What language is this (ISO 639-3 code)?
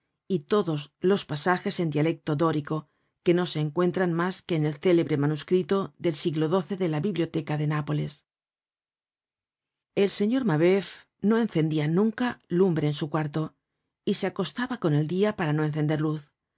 spa